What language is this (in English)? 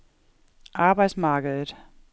Danish